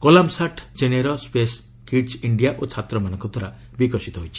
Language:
Odia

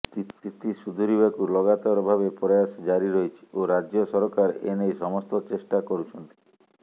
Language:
Odia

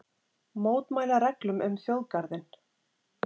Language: Icelandic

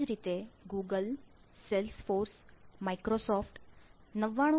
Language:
Gujarati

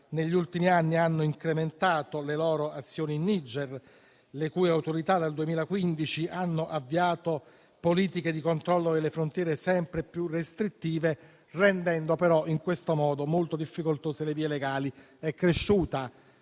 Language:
Italian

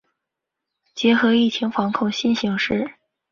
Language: Chinese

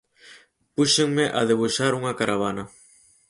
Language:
Galician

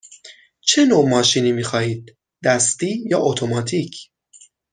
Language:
Persian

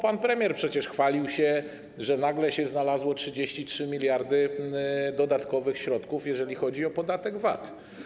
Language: Polish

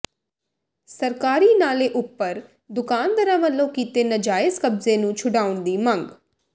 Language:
Punjabi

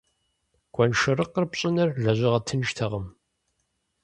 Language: Kabardian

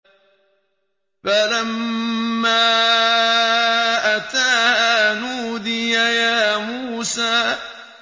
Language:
Arabic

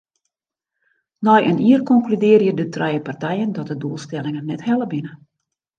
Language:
Western Frisian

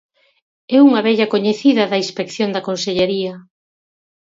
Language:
Galician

